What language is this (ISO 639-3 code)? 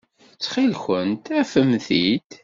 kab